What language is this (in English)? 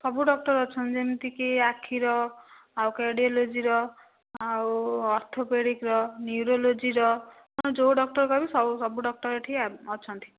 Odia